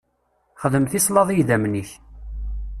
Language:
Kabyle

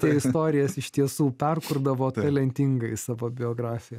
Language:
Lithuanian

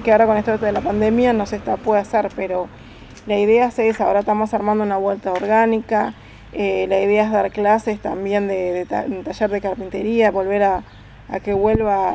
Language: Spanish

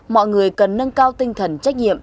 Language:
Vietnamese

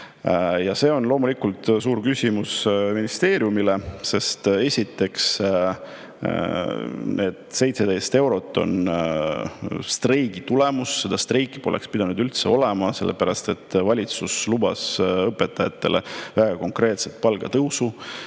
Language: Estonian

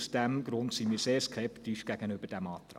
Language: Swiss German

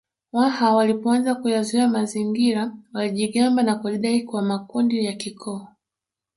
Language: Swahili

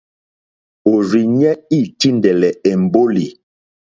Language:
Mokpwe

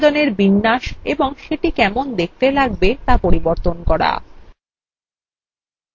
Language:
Bangla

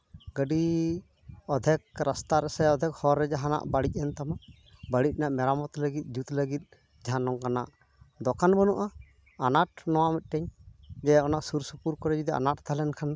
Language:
Santali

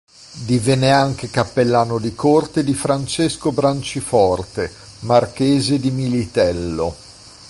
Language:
Italian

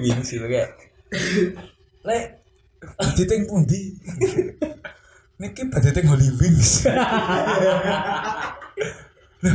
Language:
Indonesian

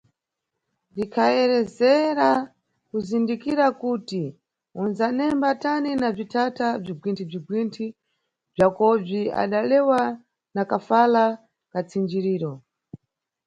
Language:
Nyungwe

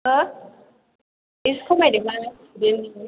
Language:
Bodo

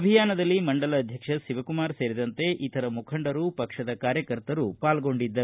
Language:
Kannada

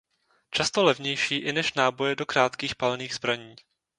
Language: Czech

